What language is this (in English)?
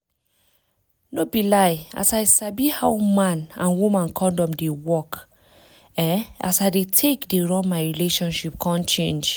Nigerian Pidgin